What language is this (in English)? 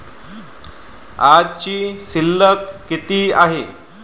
Marathi